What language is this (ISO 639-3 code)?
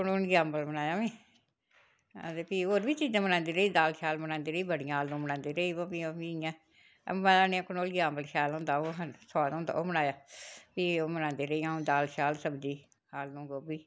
doi